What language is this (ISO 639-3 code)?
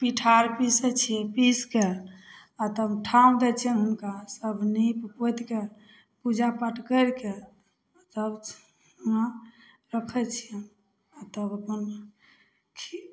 mai